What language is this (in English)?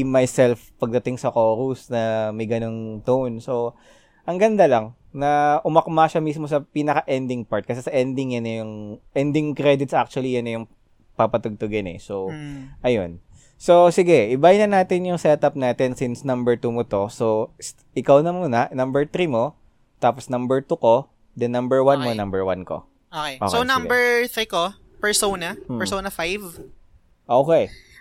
Filipino